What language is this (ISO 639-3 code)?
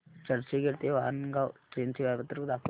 mar